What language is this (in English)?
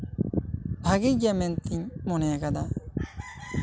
Santali